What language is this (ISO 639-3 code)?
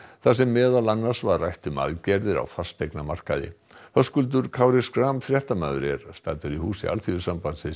isl